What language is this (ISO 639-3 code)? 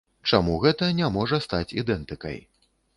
bel